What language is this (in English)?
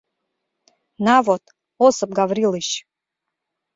Mari